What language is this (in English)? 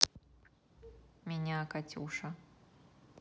Russian